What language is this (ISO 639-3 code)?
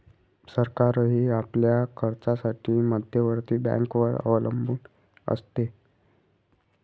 mar